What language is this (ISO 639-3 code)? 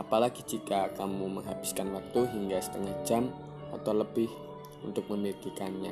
ind